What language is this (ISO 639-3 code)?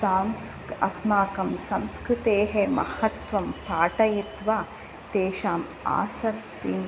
san